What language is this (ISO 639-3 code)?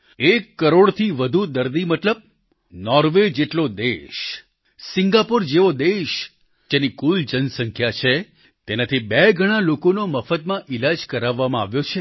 guj